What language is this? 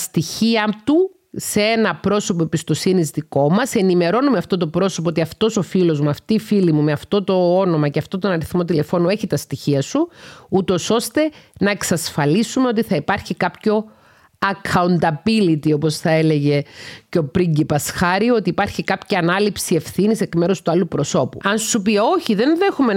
Greek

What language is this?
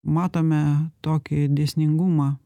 Lithuanian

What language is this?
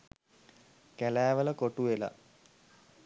Sinhala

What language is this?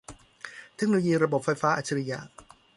Thai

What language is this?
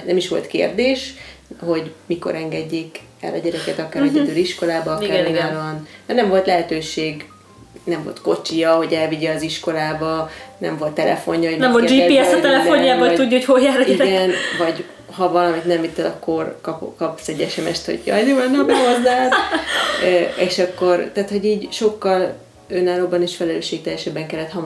Hungarian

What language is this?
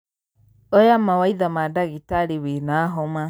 Kikuyu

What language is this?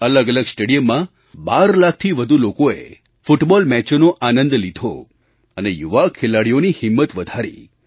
Gujarati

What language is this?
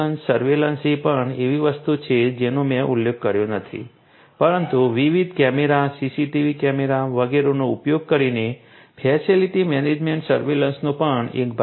Gujarati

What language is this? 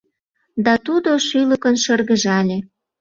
Mari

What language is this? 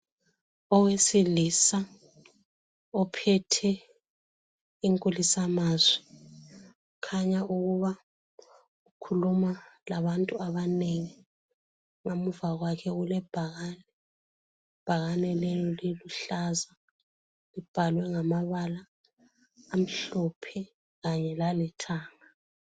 North Ndebele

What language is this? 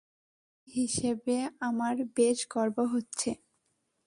Bangla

